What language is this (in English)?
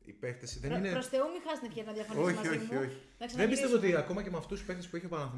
Greek